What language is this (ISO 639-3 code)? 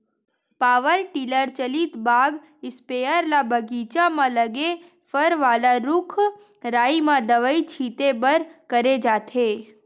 hne